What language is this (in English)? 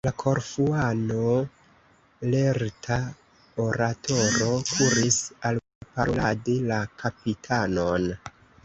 Esperanto